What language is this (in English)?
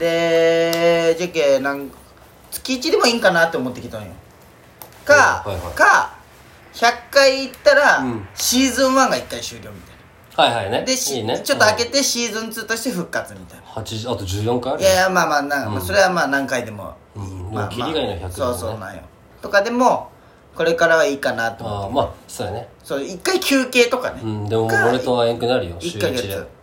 Japanese